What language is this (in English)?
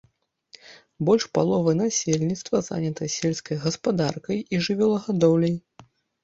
Belarusian